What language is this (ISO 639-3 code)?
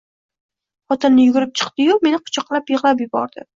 uzb